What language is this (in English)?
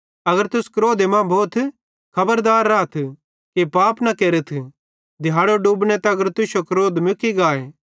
Bhadrawahi